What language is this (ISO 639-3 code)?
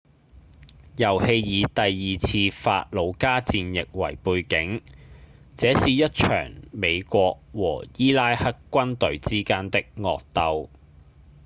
yue